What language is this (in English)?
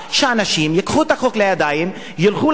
Hebrew